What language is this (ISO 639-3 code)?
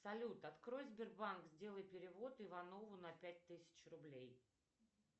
rus